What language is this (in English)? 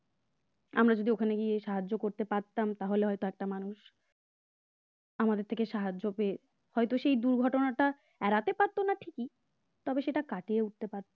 Bangla